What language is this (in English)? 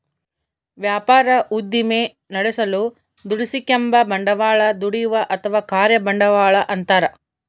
Kannada